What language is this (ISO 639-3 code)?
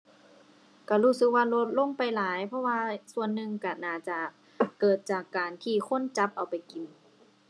tha